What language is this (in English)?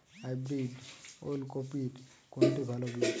Bangla